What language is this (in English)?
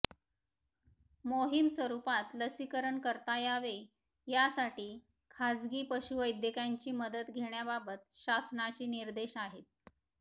Marathi